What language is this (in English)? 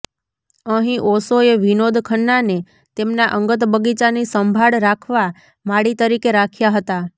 Gujarati